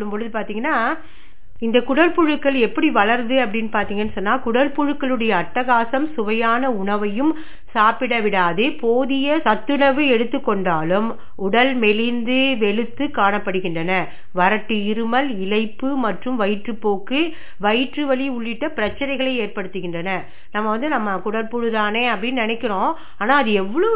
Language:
Tamil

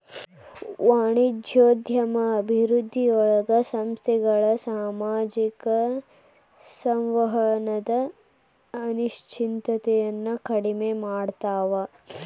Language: Kannada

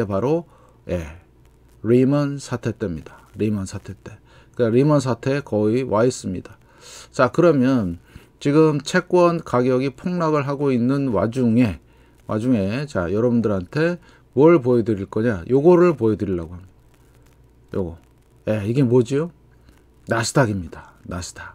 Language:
Korean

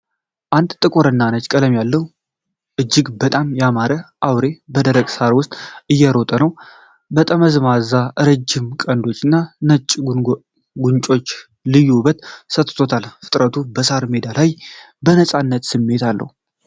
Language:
Amharic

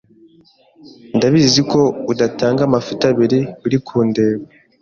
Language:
Kinyarwanda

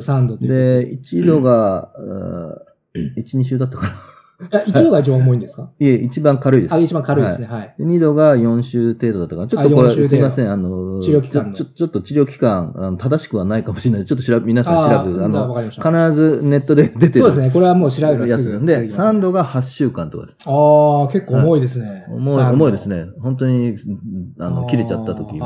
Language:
Japanese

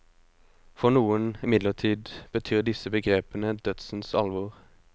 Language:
Norwegian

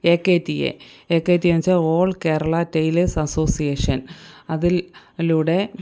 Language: Malayalam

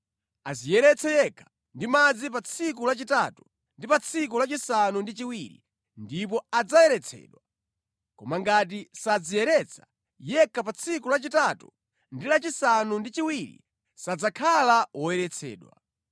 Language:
Nyanja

